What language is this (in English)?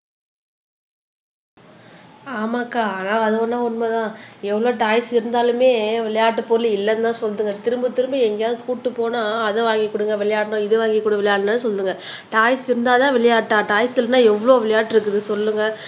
Tamil